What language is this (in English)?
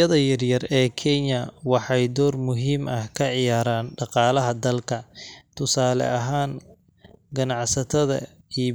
Somali